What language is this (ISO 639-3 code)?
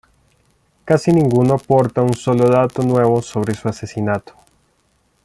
spa